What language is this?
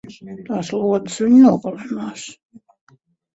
Latvian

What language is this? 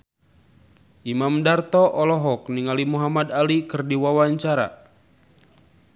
Sundanese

